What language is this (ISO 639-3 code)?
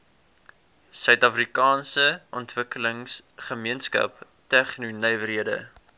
afr